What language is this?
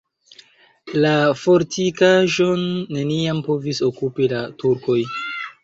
Esperanto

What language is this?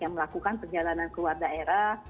Indonesian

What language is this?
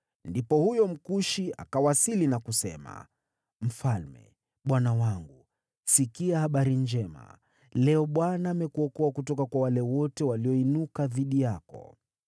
Swahili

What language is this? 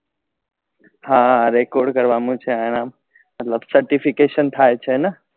Gujarati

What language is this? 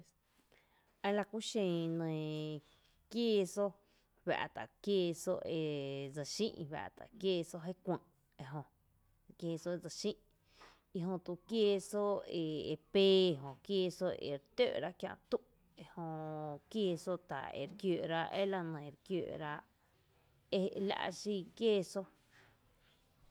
Tepinapa Chinantec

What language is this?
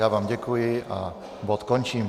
Czech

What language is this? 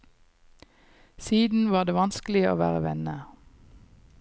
Norwegian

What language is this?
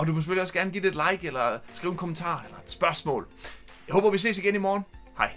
Danish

